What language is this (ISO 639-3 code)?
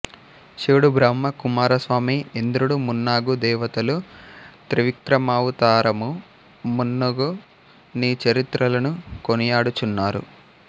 tel